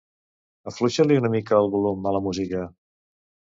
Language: Catalan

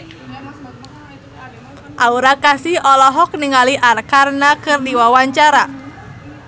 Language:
Sundanese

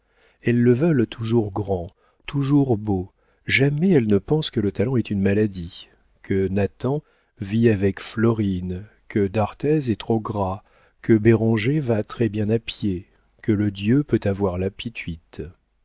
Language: French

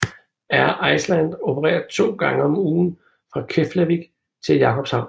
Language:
Danish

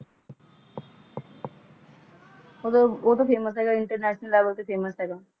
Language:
Punjabi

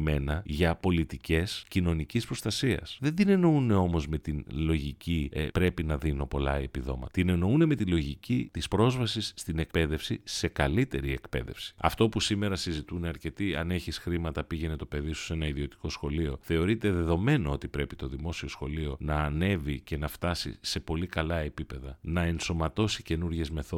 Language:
Greek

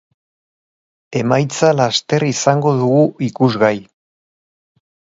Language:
Basque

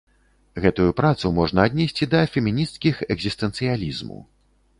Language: Belarusian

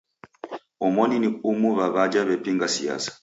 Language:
Taita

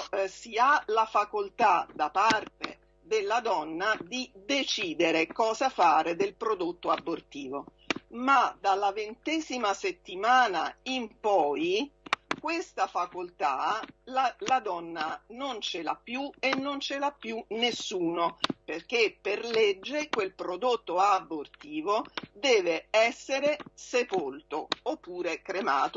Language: Italian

